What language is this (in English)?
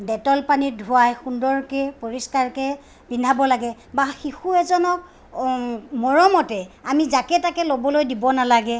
Assamese